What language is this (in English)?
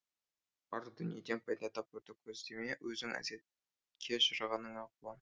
Kazakh